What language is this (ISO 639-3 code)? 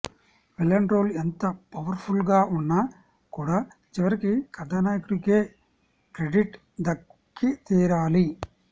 tel